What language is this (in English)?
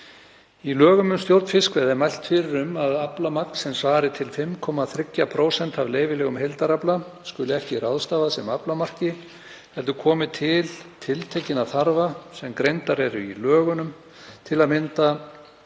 Icelandic